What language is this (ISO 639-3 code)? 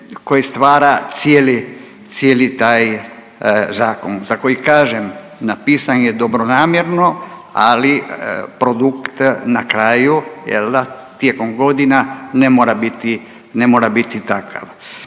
hrv